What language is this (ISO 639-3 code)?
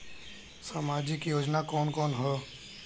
bho